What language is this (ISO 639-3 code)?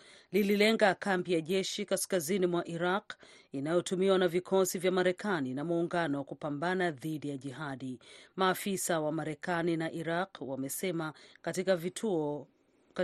swa